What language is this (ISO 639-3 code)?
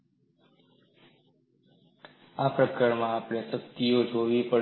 guj